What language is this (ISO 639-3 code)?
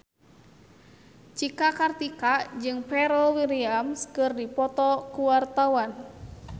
sun